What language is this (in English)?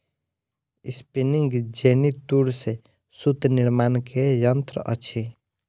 Maithili